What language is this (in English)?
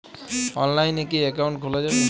Bangla